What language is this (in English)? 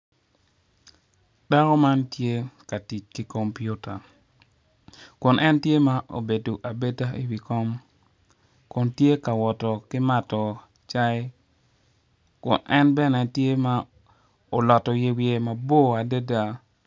Acoli